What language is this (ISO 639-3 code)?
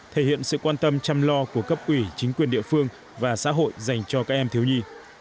vie